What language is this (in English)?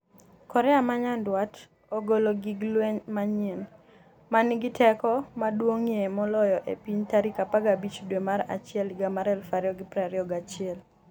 Luo (Kenya and Tanzania)